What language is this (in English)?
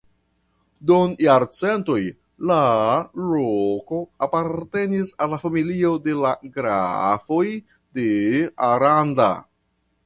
Esperanto